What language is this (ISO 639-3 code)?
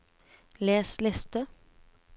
nor